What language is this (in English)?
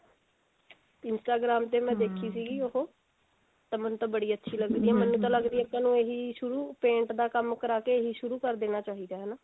Punjabi